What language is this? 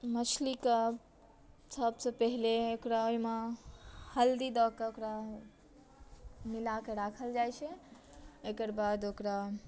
Maithili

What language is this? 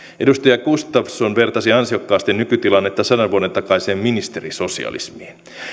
Finnish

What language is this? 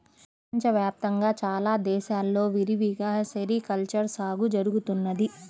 Telugu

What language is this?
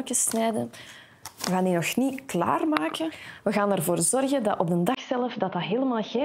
Dutch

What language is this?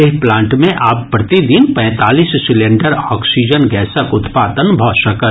Maithili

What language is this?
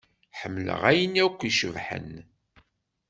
Kabyle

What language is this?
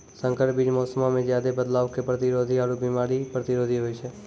Maithili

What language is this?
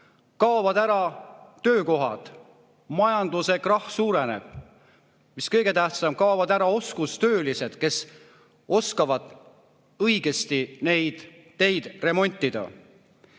Estonian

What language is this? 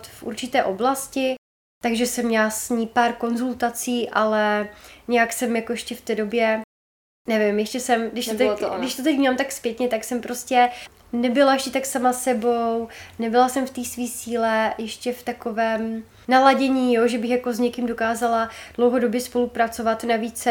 Czech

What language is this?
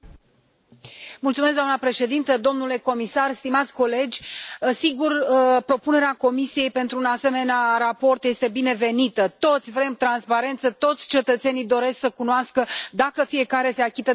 Romanian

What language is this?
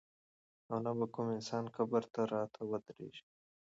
Pashto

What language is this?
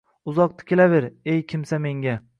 Uzbek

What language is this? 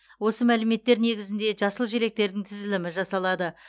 Kazakh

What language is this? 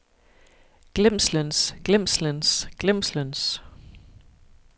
Danish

